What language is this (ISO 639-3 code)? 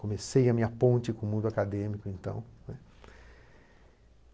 por